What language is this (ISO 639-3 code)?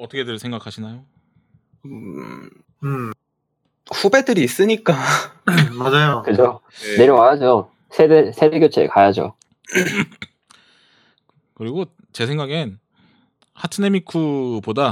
kor